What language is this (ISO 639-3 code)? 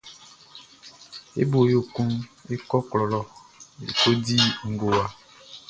bci